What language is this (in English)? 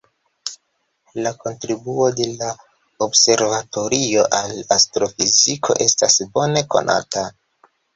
Esperanto